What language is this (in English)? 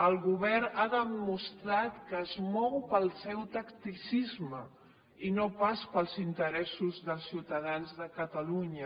Catalan